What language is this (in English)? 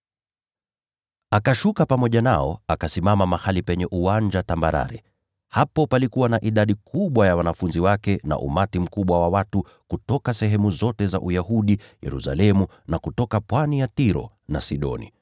Swahili